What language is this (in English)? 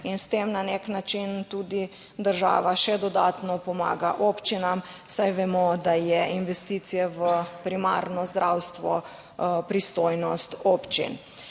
Slovenian